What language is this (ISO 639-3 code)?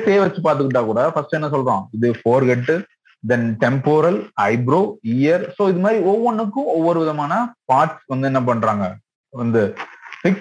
tam